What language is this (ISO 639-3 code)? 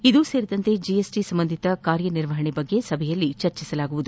kan